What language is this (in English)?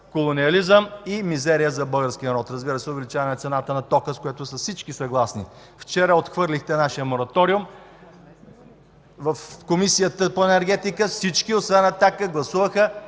Bulgarian